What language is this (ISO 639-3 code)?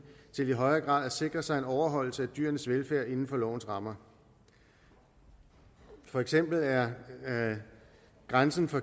dan